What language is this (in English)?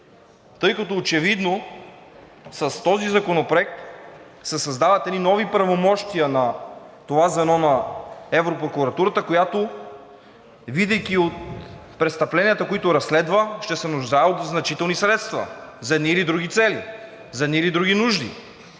Bulgarian